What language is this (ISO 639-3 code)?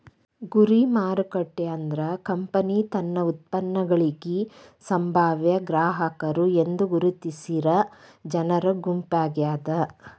kan